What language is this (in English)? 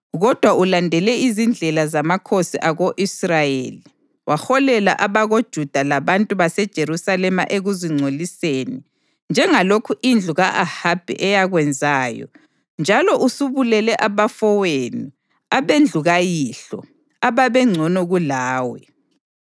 North Ndebele